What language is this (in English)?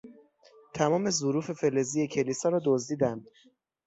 Persian